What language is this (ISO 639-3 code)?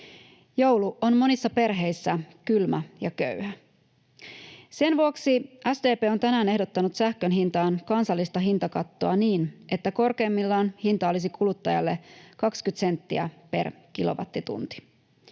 fin